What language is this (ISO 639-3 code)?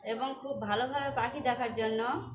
ben